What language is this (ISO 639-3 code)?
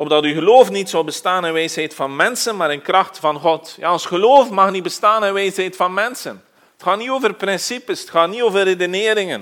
nld